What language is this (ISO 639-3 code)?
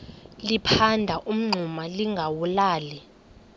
xho